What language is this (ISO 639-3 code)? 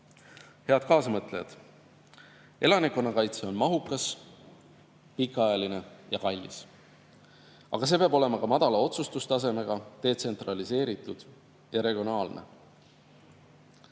est